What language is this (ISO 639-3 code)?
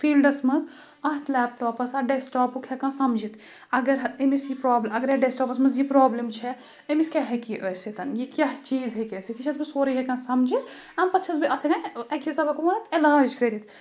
kas